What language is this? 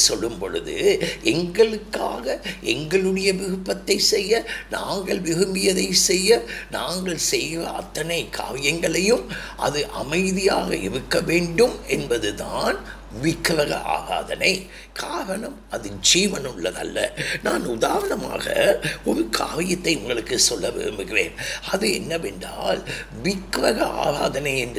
Tamil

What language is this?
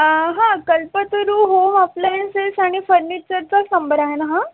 Marathi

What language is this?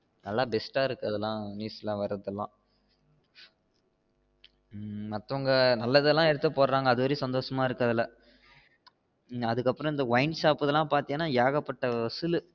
Tamil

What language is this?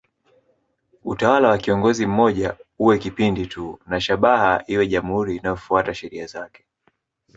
Swahili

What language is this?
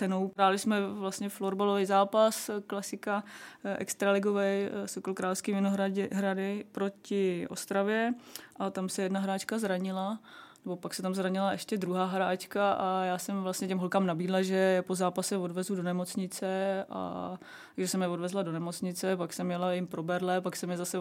Czech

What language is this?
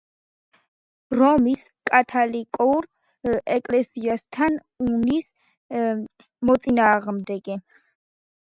Georgian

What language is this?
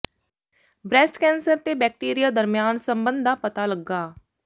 Punjabi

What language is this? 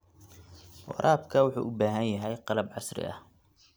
Somali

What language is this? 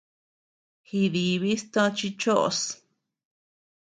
Tepeuxila Cuicatec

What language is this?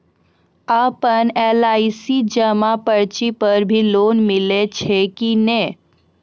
Maithili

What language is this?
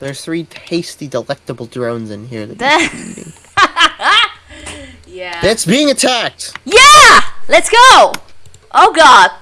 English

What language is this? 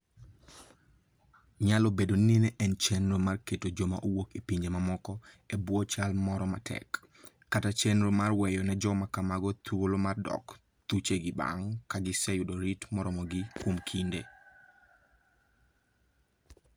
Luo (Kenya and Tanzania)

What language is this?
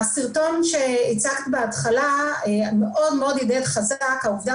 Hebrew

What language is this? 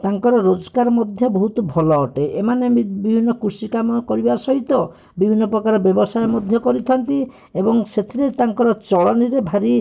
Odia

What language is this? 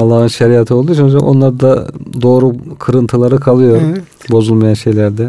Turkish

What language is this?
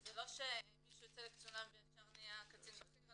Hebrew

